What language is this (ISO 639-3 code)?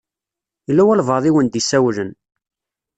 kab